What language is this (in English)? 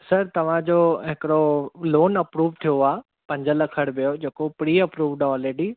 Sindhi